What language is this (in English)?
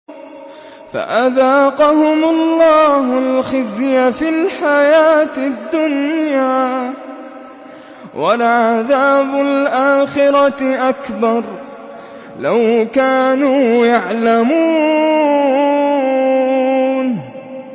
Arabic